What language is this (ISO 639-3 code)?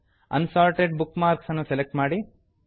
kan